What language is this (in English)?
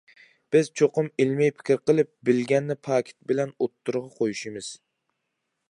Uyghur